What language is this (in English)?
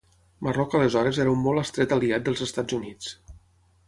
Catalan